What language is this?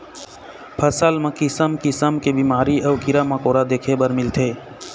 Chhattisgarhi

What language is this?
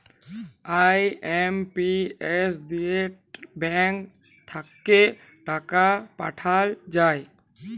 Bangla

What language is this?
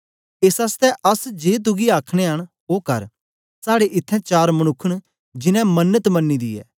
Dogri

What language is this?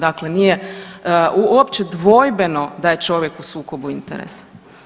Croatian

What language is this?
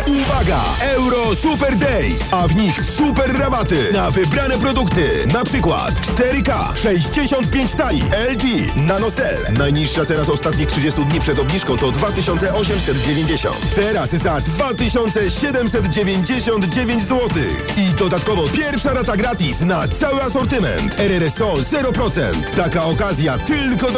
Polish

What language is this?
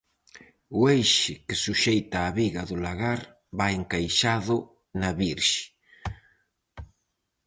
Galician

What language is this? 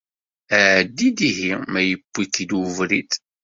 Kabyle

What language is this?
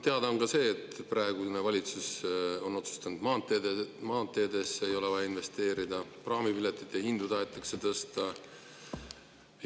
Estonian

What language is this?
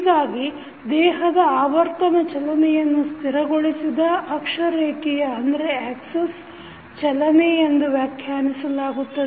Kannada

